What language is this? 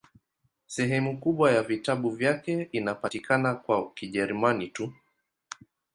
Swahili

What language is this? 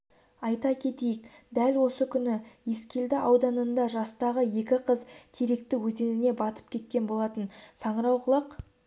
Kazakh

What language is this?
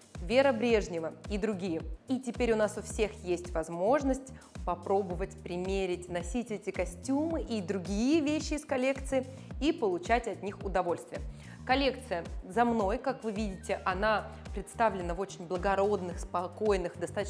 Russian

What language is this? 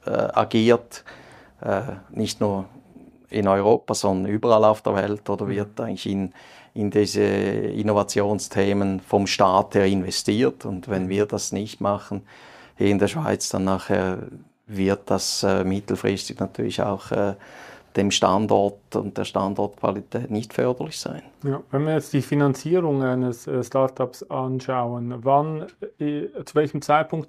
German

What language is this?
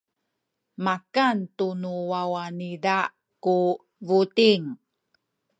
Sakizaya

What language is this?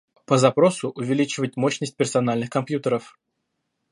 Russian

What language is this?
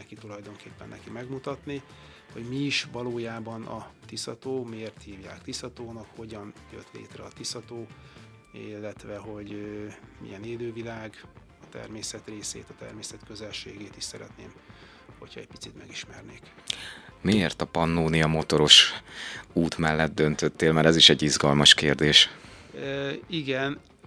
Hungarian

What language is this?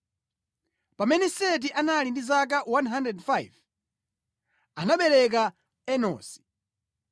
Nyanja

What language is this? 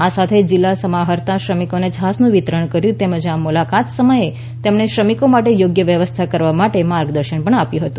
Gujarati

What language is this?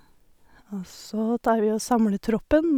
Norwegian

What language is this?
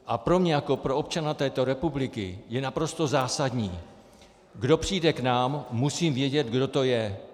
Czech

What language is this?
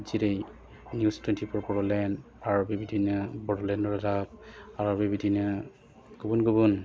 Bodo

